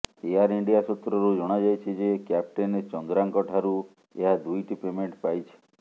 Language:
Odia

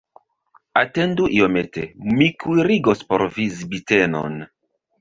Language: Esperanto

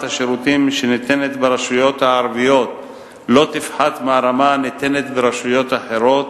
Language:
Hebrew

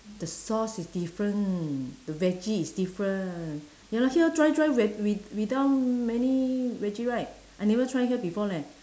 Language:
English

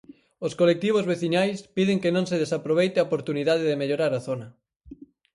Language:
Galician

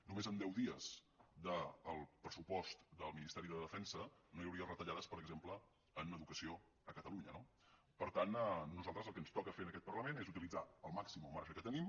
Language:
Catalan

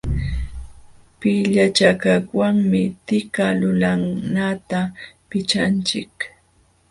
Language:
Jauja Wanca Quechua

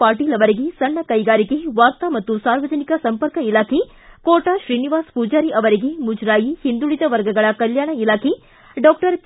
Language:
Kannada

